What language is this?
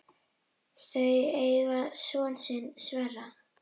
Icelandic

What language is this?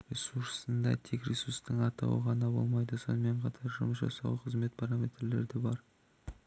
Kazakh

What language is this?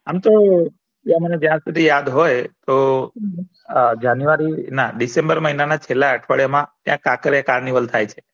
Gujarati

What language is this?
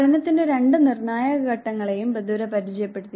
Malayalam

